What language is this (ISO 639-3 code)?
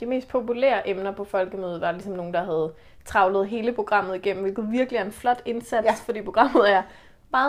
dan